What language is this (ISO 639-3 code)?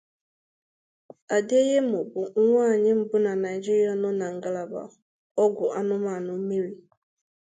ibo